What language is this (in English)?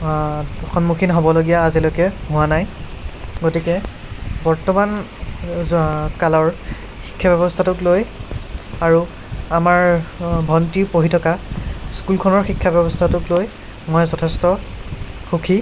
Assamese